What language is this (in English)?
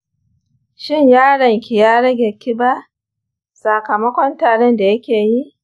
Hausa